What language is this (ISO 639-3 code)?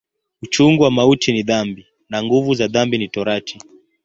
swa